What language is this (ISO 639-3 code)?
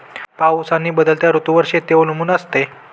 mar